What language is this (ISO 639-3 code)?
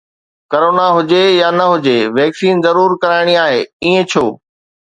snd